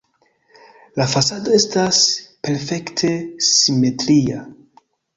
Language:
Esperanto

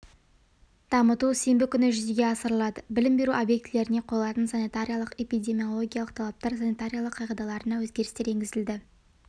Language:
Kazakh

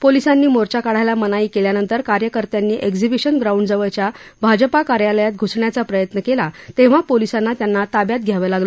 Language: Marathi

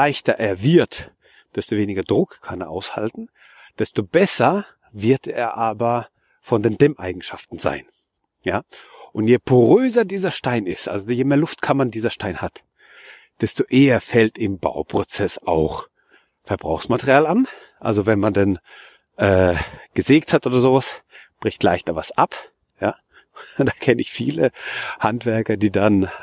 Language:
German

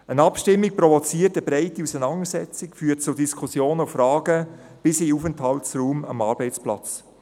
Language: Swiss German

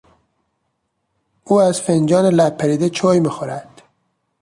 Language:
Persian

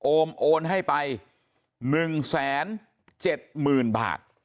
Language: Thai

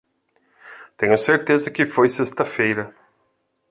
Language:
Portuguese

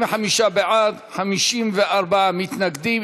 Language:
Hebrew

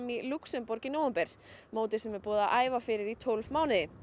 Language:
Icelandic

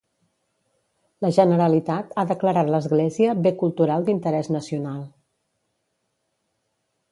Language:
Catalan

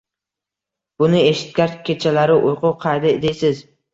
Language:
Uzbek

